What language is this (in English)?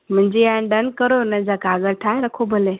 Sindhi